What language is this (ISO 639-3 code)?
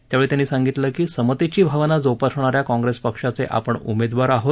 mar